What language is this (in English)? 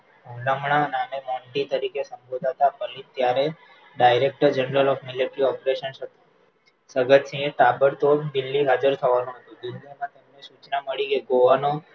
Gujarati